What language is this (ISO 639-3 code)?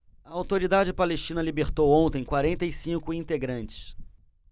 por